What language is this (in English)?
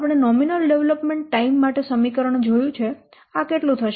Gujarati